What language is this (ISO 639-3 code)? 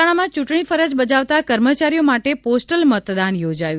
guj